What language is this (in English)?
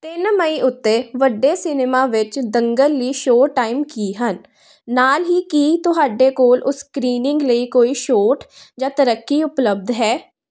Punjabi